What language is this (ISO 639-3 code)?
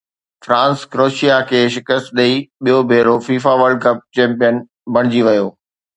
snd